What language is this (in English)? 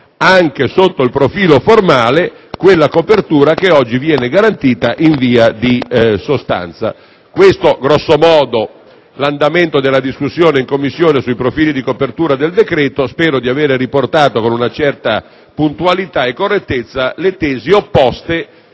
Italian